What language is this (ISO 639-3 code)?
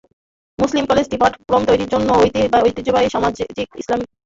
ben